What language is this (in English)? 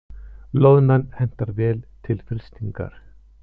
Icelandic